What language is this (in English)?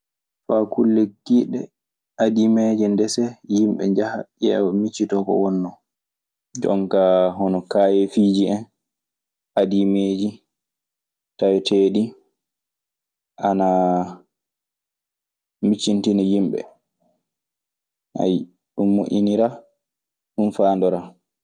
Maasina Fulfulde